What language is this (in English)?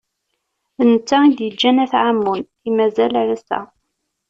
Kabyle